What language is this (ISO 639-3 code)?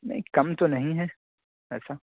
urd